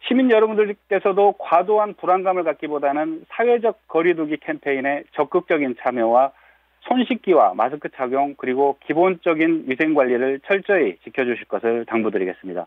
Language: Korean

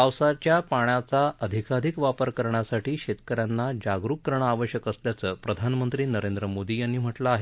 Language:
Marathi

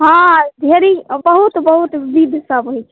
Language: Maithili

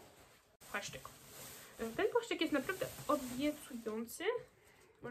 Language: Polish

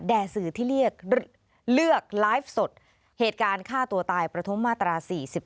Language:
Thai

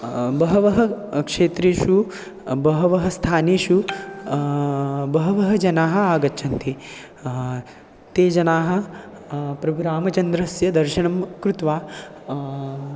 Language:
Sanskrit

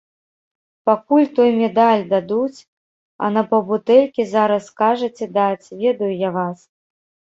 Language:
Belarusian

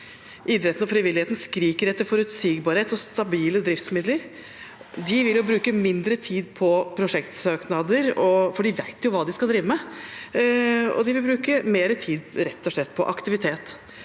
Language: Norwegian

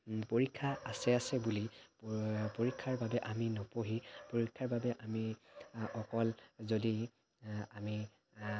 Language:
Assamese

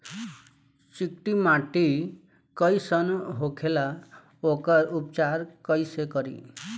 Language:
Bhojpuri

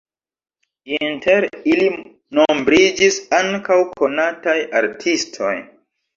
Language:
Esperanto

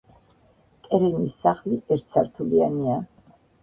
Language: Georgian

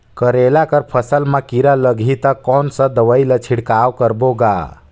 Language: Chhattisgarhi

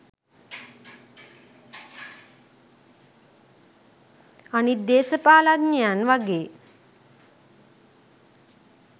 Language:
Sinhala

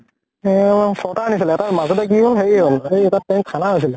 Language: Assamese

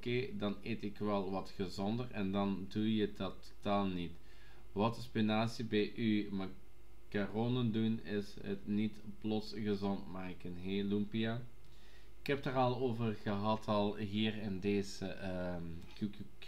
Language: Dutch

